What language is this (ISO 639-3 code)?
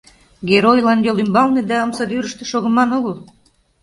chm